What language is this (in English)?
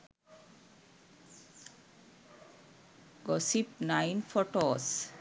Sinhala